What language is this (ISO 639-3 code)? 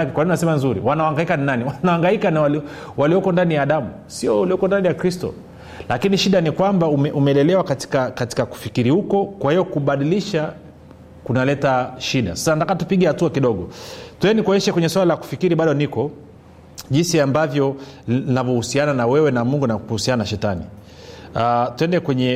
swa